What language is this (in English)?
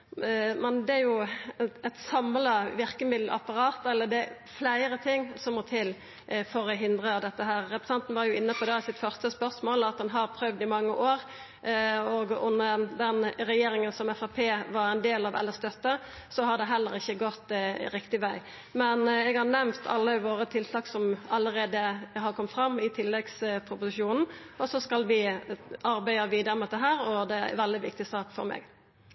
Norwegian Nynorsk